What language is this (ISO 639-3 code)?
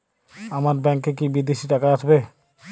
ben